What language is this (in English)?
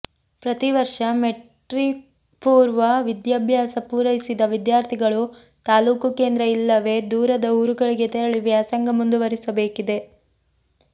Kannada